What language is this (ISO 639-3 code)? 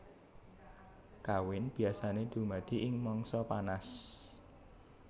jav